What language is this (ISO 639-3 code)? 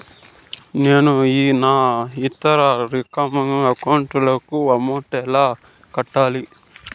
tel